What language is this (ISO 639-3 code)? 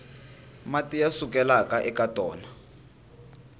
tso